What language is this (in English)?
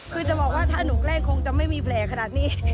Thai